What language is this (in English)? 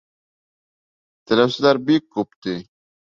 Bashkir